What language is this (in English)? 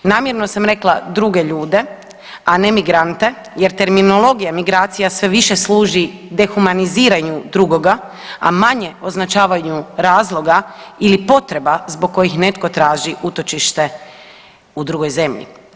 Croatian